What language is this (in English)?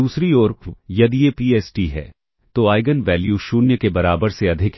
Hindi